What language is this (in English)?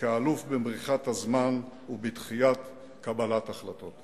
Hebrew